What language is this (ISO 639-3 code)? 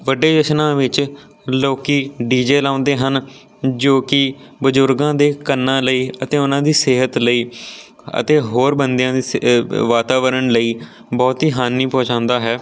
pan